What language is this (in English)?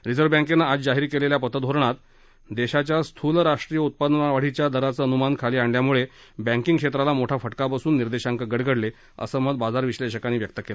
Marathi